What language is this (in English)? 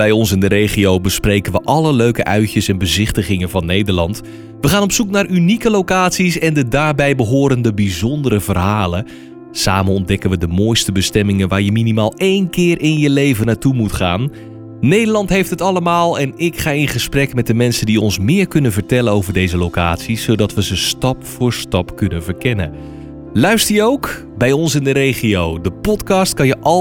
Dutch